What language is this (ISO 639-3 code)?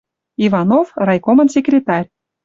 mrj